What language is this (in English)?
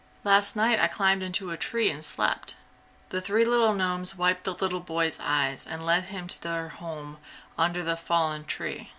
English